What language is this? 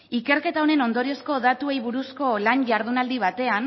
Basque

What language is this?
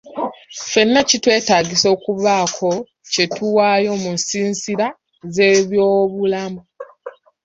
Ganda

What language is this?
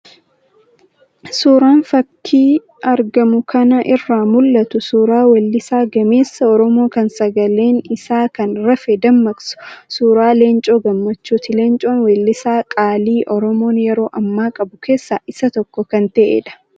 Oromo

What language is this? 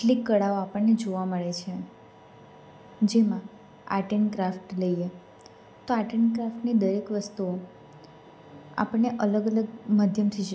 Gujarati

